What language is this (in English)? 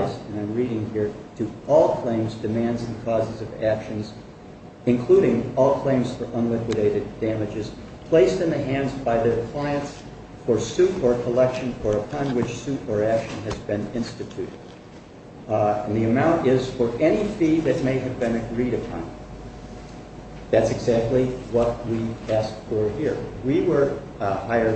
English